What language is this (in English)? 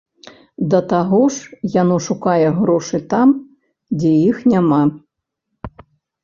Belarusian